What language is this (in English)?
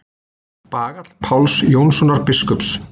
Icelandic